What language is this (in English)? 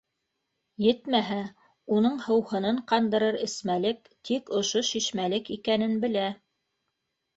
Bashkir